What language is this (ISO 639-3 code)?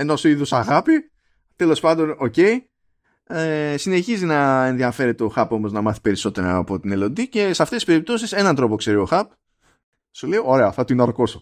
ell